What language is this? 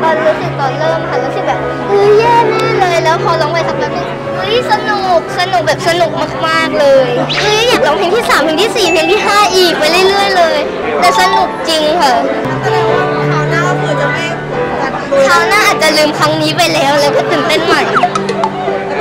Thai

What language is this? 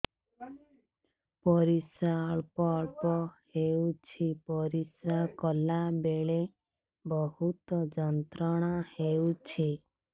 Odia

